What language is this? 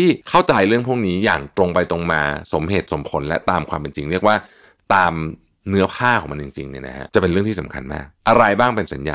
Thai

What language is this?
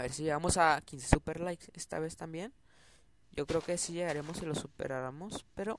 Spanish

